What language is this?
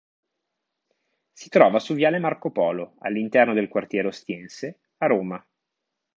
Italian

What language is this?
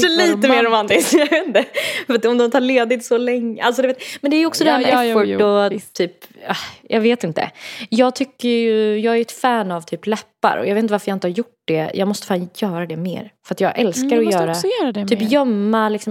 Swedish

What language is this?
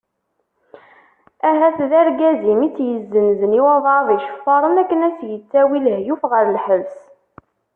Kabyle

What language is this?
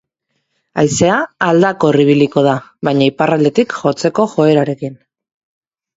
Basque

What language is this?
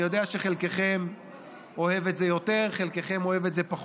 Hebrew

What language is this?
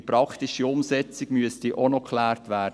Swiss German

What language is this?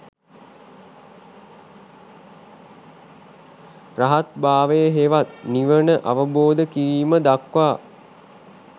Sinhala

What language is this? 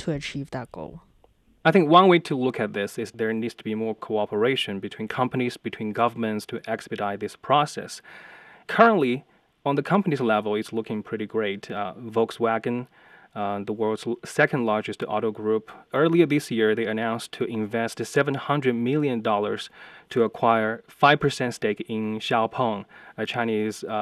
English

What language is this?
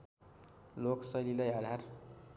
Nepali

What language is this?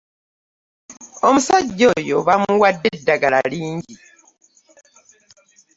Ganda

